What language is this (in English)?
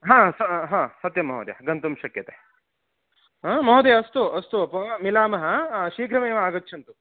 Sanskrit